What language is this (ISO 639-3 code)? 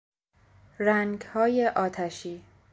fas